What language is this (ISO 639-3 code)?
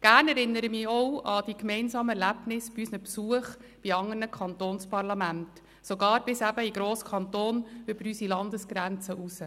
gsw